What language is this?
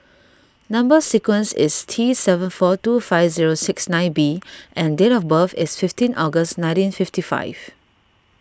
English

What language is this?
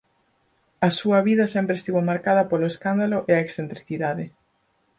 Galician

